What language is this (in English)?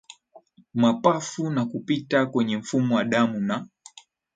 Swahili